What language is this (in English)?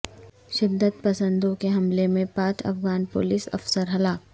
Urdu